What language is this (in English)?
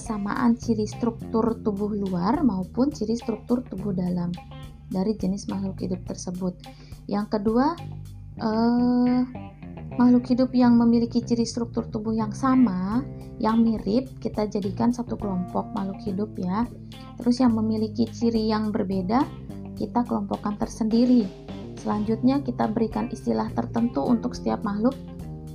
Indonesian